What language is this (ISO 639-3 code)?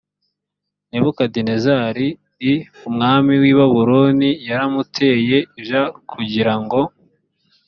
kin